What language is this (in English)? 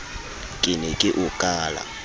Southern Sotho